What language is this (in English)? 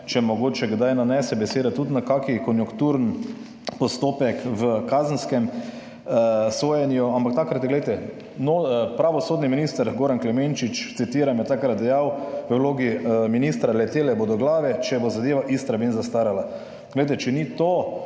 Slovenian